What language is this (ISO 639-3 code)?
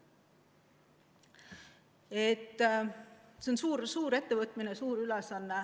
est